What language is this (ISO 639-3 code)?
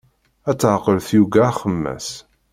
kab